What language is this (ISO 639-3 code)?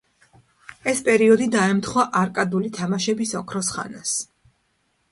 kat